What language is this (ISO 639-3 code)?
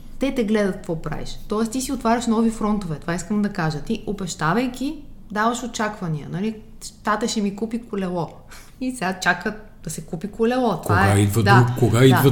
bul